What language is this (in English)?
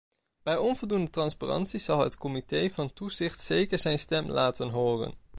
Dutch